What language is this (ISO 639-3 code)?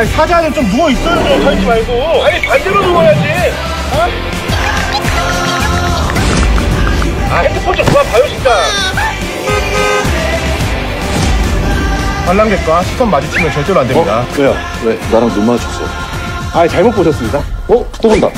kor